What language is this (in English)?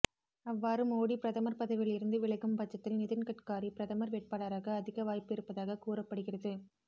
Tamil